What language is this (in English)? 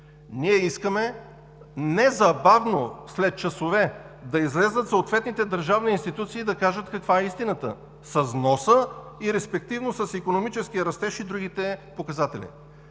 Bulgarian